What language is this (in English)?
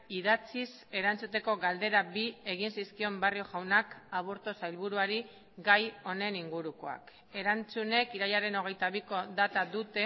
Basque